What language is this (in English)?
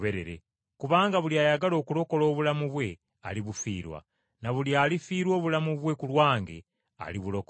Ganda